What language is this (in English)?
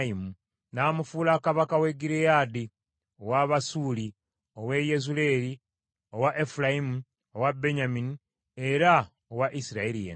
Ganda